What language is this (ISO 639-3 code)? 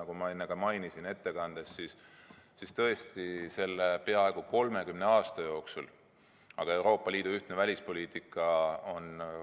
est